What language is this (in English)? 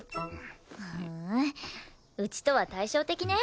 Japanese